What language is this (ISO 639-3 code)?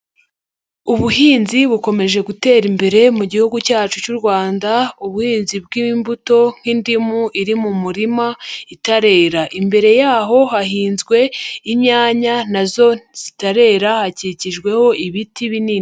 kin